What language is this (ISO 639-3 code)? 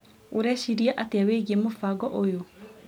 kik